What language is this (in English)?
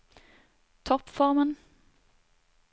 Norwegian